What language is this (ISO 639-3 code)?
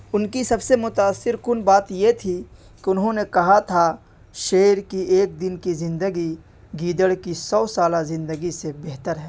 urd